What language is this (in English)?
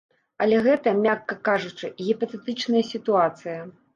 Belarusian